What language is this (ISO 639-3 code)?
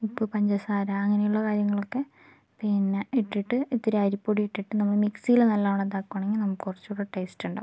mal